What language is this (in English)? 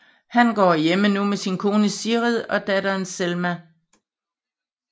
Danish